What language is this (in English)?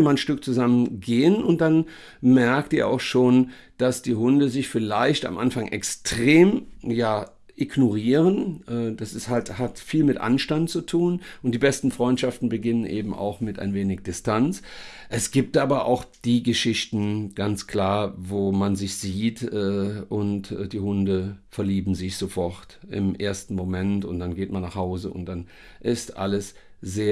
German